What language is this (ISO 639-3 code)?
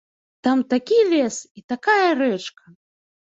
bel